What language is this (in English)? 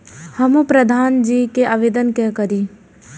Maithili